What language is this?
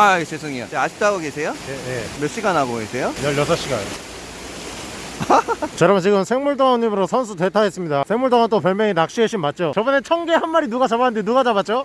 Korean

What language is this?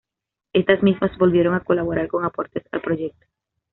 Spanish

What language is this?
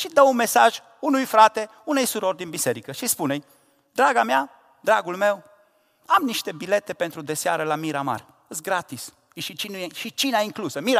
Romanian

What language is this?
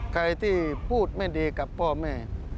Thai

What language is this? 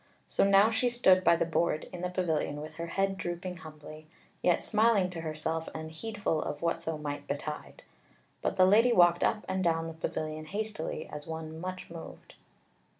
English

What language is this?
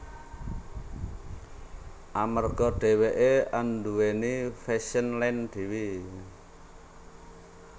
Javanese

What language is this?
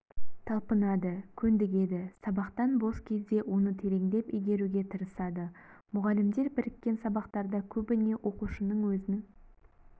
Kazakh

